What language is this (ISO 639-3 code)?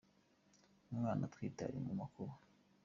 kin